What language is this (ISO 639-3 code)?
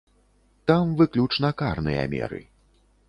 bel